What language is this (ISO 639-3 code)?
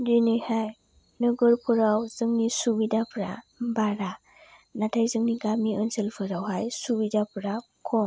brx